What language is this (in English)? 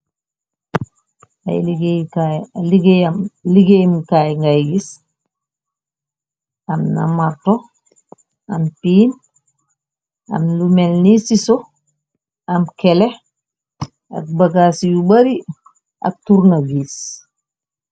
Wolof